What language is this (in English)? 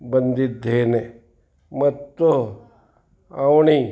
Kannada